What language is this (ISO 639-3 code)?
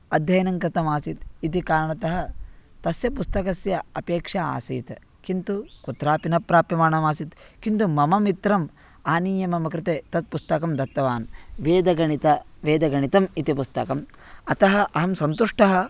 san